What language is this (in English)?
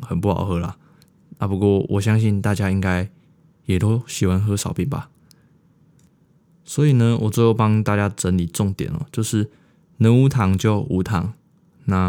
Chinese